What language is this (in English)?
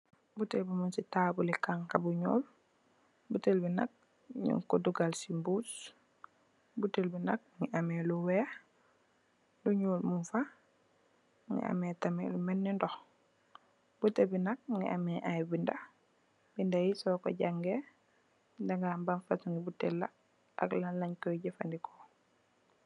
Wolof